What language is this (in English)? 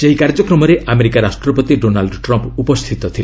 Odia